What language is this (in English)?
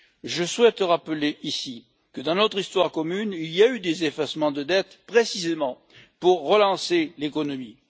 French